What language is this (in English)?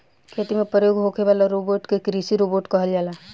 Bhojpuri